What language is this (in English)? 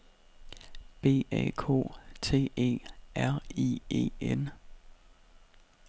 Danish